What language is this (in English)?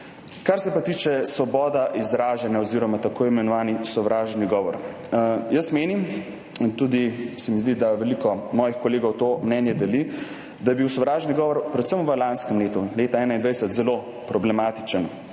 Slovenian